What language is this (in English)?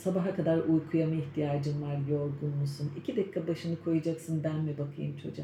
Turkish